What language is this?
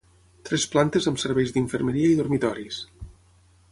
Catalan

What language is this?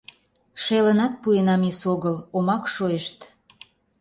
Mari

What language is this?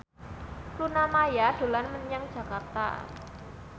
Javanese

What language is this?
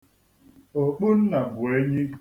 Igbo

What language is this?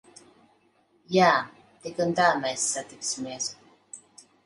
Latvian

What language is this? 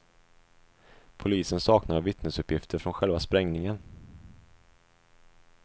Swedish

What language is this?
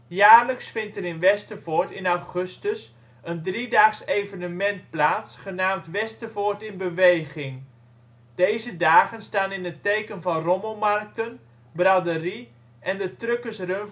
Dutch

